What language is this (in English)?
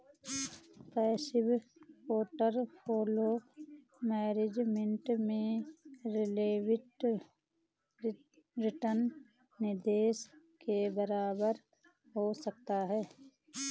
Hindi